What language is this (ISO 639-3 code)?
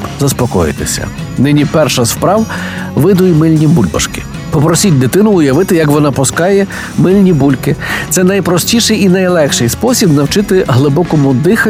ukr